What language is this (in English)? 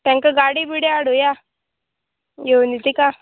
Konkani